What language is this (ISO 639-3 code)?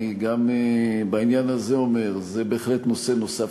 heb